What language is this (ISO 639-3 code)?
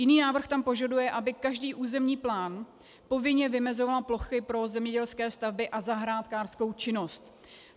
ces